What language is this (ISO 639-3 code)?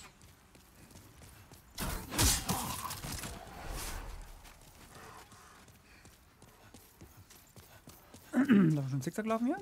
deu